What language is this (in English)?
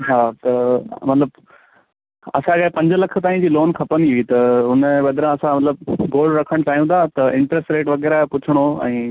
Sindhi